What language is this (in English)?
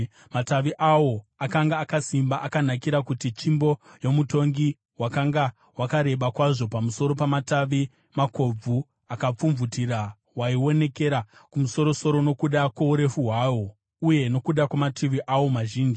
Shona